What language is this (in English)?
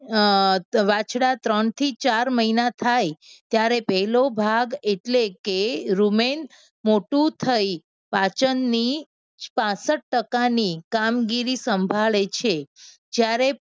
Gujarati